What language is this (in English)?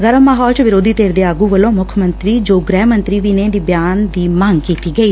Punjabi